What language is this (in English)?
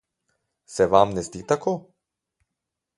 Slovenian